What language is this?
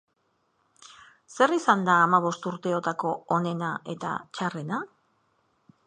Basque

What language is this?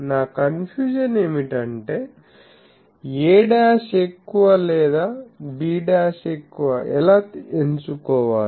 Telugu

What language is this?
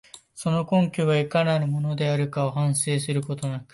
Japanese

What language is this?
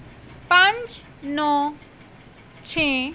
Punjabi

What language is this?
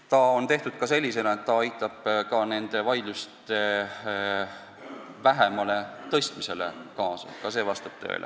Estonian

